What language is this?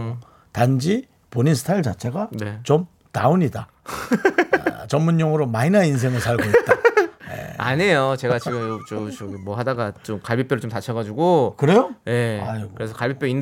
Korean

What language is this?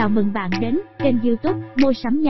Vietnamese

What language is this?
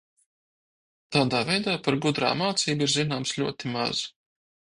Latvian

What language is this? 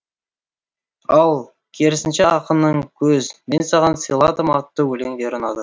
Kazakh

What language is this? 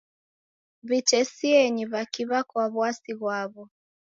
Taita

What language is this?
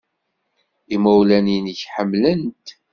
Kabyle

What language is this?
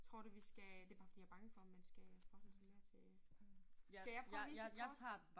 Danish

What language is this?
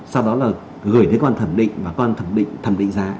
Vietnamese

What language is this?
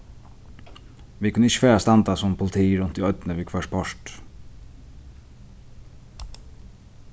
Faroese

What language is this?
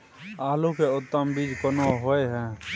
Maithili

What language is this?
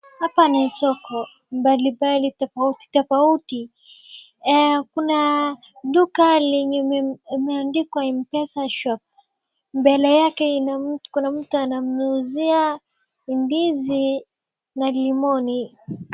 Swahili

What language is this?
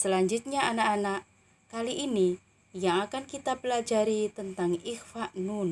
Indonesian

